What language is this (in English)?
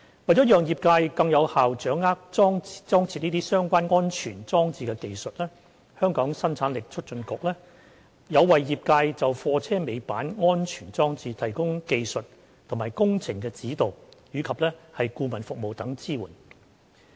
Cantonese